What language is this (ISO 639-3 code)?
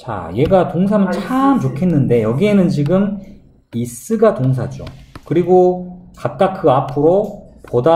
kor